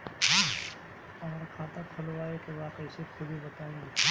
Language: Bhojpuri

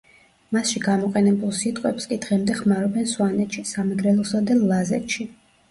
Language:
Georgian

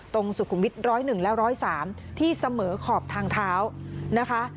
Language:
Thai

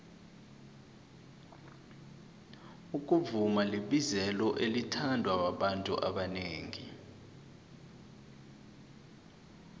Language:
South Ndebele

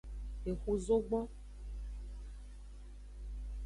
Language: Aja (Benin)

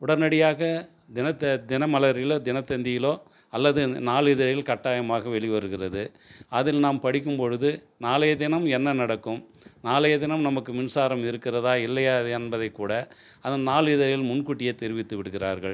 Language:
Tamil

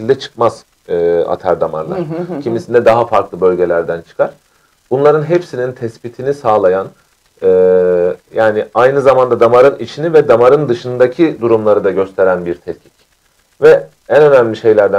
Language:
Turkish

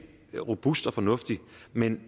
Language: Danish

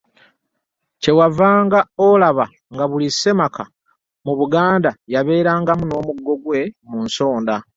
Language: Ganda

